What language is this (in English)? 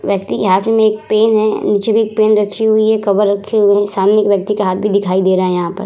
Hindi